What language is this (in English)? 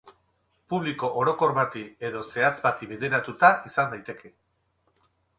Basque